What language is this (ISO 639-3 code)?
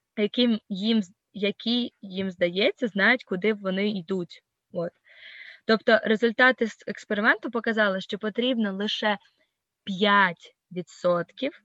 ukr